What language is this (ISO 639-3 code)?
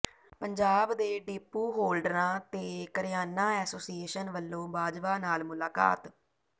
pan